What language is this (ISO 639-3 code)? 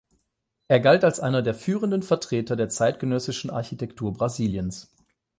deu